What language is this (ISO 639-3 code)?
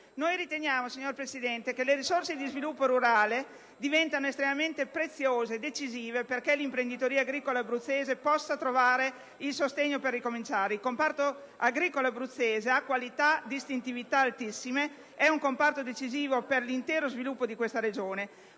ita